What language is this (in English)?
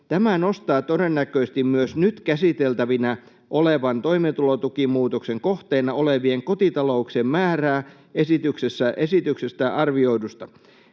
Finnish